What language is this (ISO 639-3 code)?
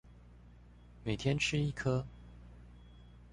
zho